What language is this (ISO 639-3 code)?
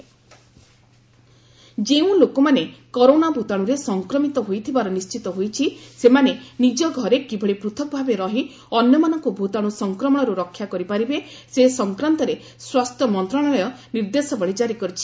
ori